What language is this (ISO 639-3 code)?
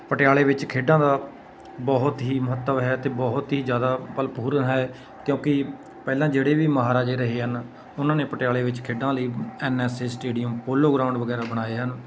pan